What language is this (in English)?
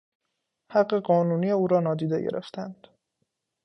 Persian